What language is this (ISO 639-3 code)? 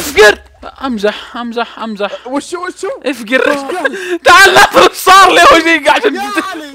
ara